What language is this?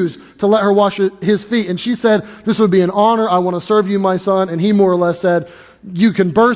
English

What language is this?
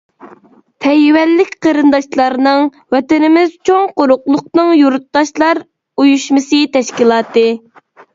Uyghur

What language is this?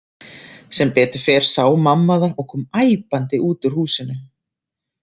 Icelandic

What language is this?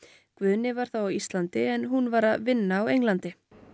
Icelandic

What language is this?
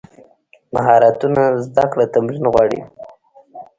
Pashto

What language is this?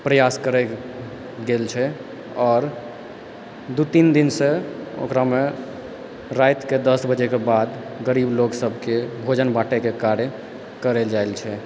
Maithili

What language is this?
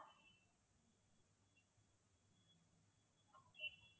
Tamil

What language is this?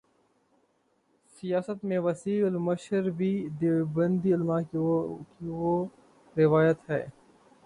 Urdu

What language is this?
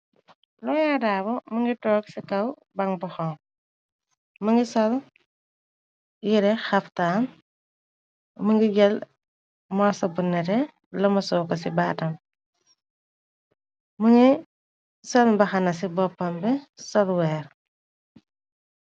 Wolof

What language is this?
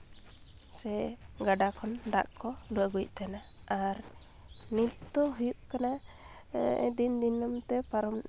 Santali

